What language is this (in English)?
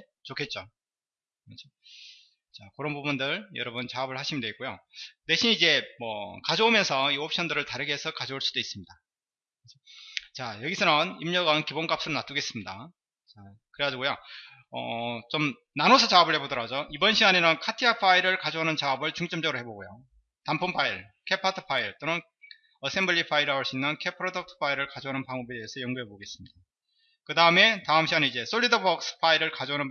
Korean